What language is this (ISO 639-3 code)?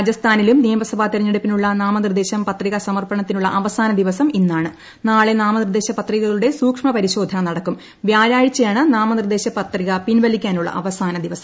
mal